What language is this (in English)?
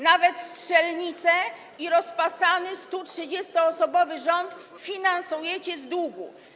Polish